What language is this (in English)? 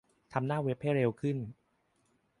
Thai